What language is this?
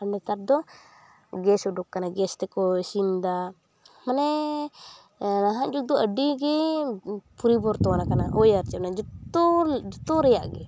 Santali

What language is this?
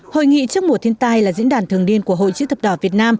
Vietnamese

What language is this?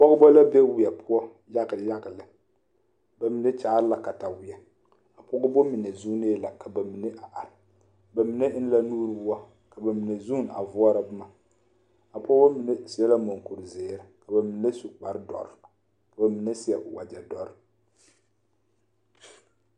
Southern Dagaare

